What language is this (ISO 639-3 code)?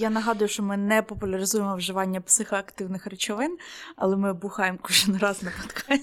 ukr